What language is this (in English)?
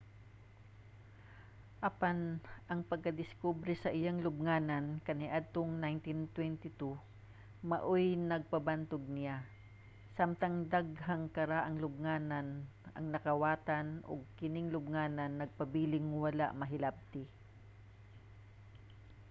Cebuano